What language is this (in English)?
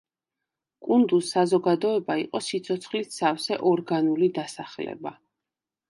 Georgian